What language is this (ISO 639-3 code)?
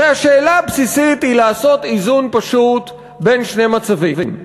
heb